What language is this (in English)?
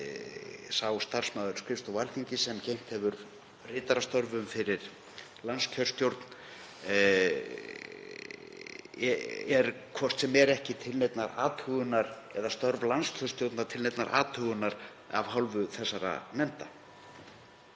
Icelandic